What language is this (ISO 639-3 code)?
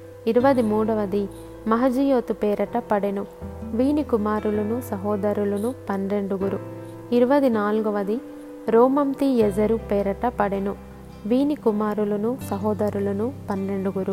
tel